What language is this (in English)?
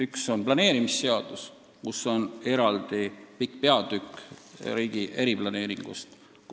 Estonian